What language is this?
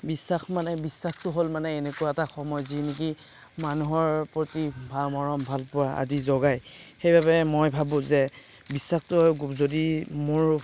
Assamese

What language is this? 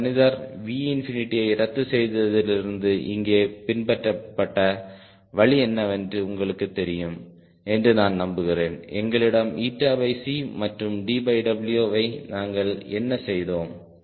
Tamil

